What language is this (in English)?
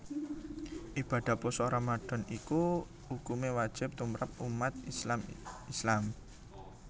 Javanese